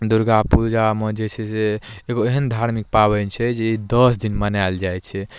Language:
Maithili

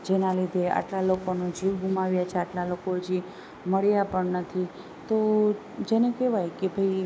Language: Gujarati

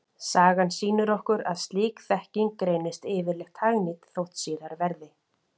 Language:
Icelandic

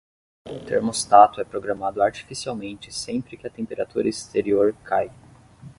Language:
Portuguese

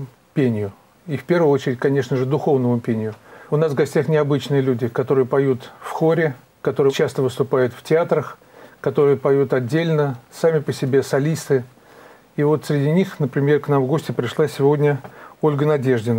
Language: Russian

